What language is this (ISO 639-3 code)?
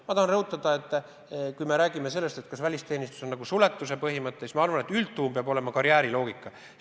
est